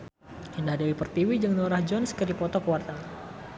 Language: Sundanese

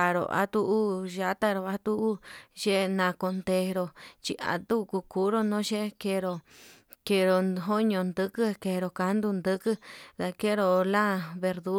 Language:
Yutanduchi Mixtec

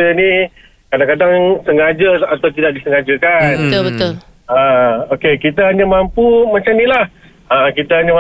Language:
Malay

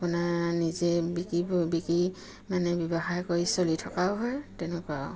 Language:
Assamese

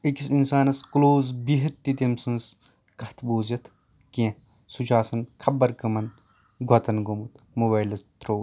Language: Kashmiri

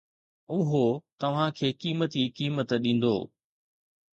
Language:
Sindhi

